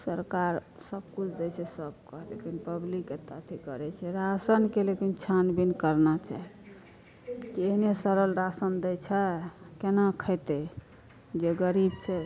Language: Maithili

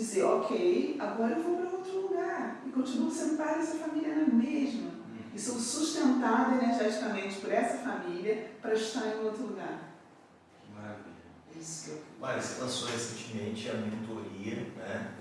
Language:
Portuguese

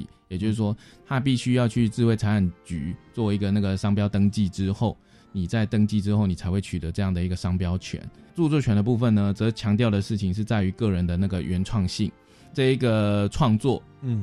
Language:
Chinese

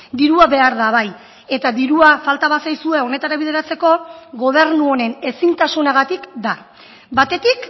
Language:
Basque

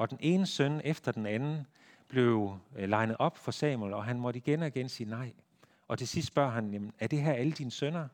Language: Danish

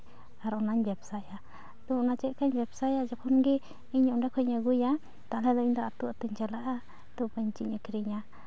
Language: Santali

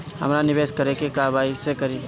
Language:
Bhojpuri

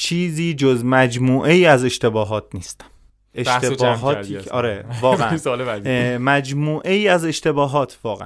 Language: Persian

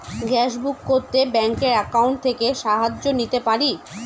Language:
Bangla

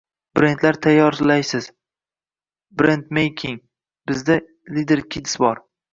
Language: Uzbek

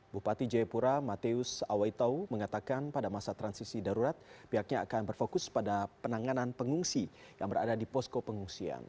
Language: Indonesian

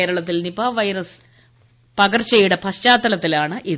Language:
Malayalam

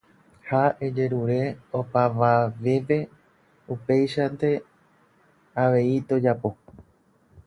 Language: Guarani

